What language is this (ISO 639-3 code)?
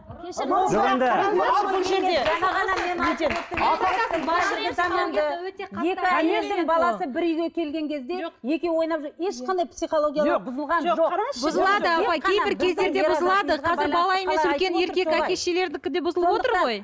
kaz